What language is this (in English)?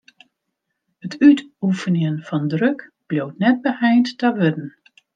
Western Frisian